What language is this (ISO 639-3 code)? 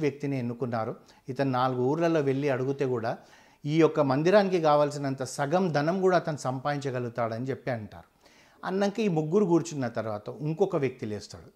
tel